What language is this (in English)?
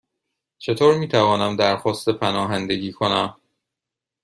Persian